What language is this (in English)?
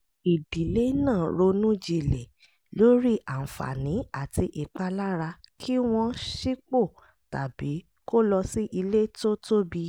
Yoruba